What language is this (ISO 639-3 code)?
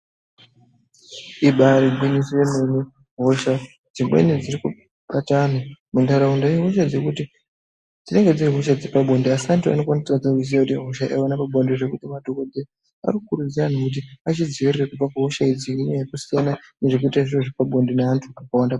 ndc